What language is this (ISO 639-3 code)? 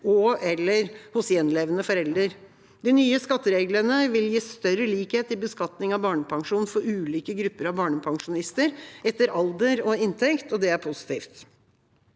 nor